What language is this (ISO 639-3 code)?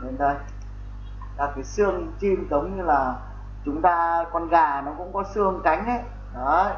vie